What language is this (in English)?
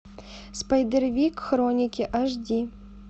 Russian